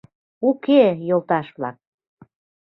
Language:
Mari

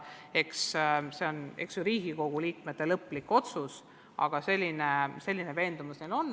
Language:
Estonian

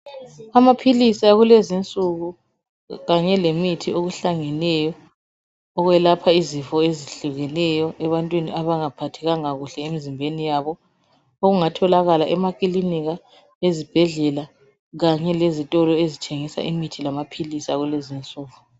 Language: North Ndebele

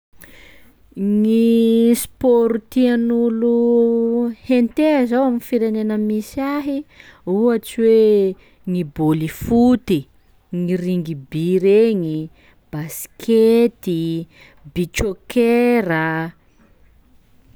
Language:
Sakalava Malagasy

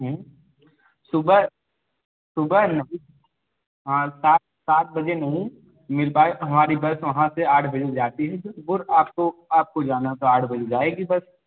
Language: Hindi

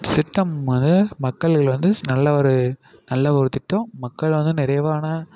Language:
Tamil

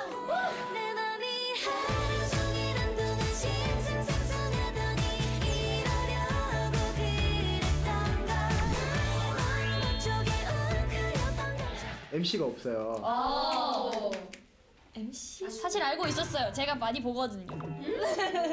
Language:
Korean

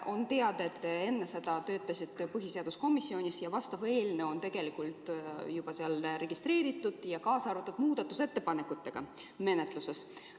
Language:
Estonian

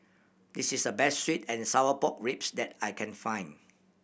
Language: English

